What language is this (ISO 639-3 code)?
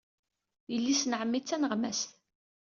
kab